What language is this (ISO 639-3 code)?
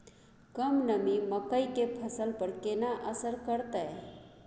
mai